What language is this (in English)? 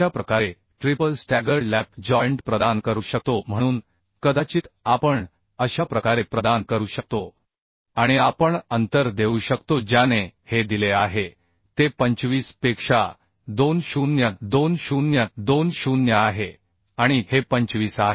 Marathi